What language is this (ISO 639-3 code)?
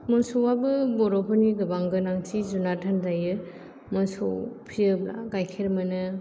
brx